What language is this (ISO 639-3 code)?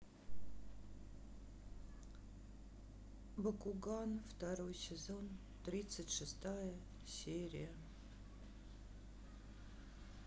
rus